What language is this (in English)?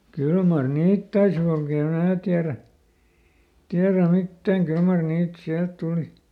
Finnish